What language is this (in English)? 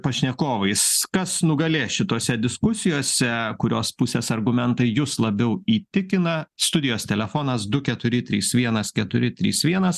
Lithuanian